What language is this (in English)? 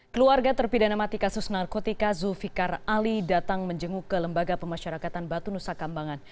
Indonesian